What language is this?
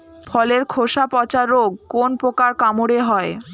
Bangla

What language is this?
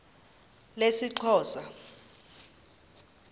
Xhosa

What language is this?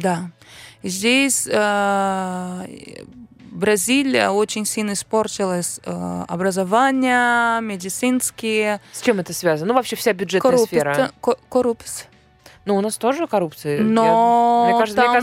Russian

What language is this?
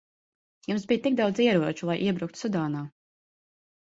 Latvian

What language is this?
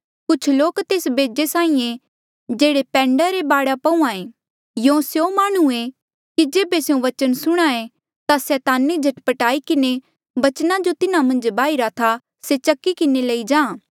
Mandeali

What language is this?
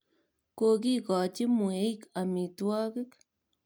Kalenjin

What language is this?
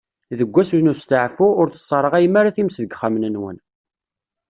Kabyle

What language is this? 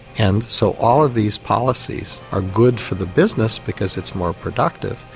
English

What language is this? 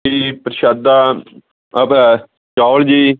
Punjabi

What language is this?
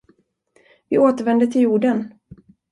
Swedish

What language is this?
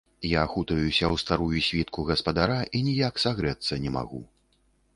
Belarusian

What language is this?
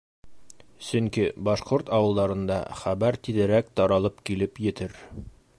Bashkir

